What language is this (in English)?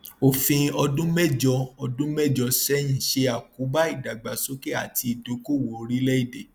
Yoruba